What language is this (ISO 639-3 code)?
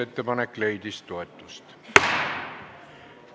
est